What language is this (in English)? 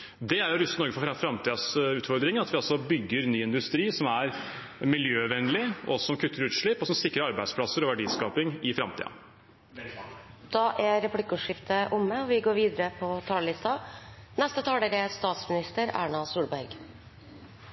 Norwegian